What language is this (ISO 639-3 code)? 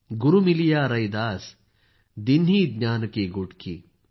mar